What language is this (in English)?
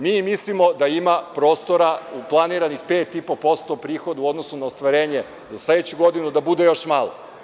Serbian